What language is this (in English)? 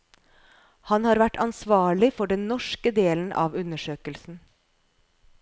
Norwegian